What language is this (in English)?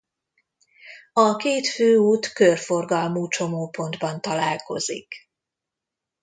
Hungarian